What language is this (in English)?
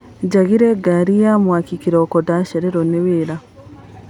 Kikuyu